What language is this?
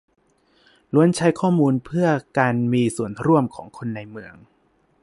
Thai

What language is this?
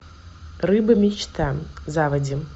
Russian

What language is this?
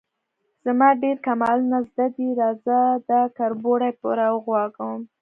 Pashto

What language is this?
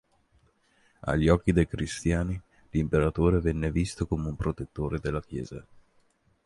Italian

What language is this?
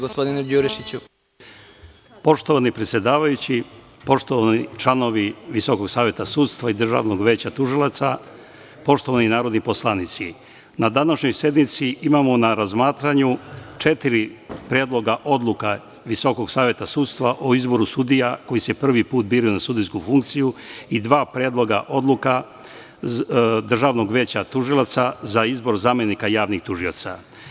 Serbian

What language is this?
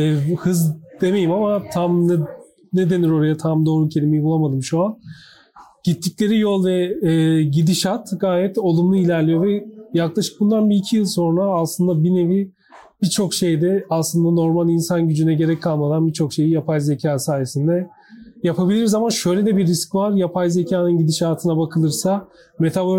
Turkish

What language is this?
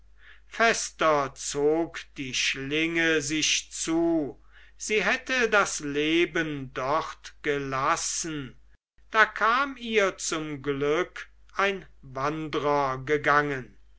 German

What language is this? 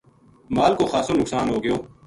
Gujari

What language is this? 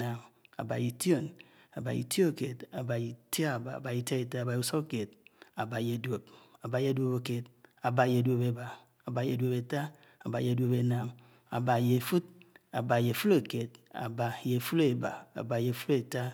Anaang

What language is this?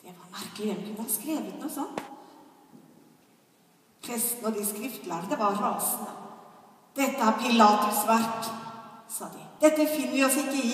Norwegian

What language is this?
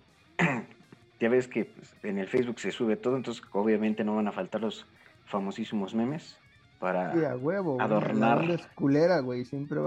Spanish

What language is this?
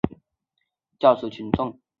Chinese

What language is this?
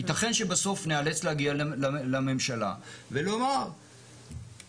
Hebrew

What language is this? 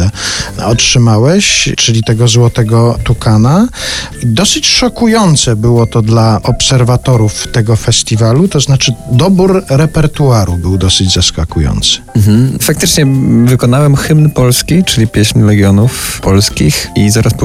Polish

